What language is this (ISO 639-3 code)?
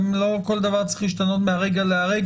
heb